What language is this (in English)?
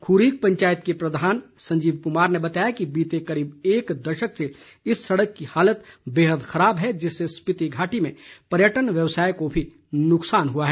Hindi